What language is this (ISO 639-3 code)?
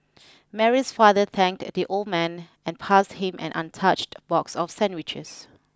eng